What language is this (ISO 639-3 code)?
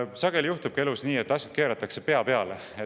est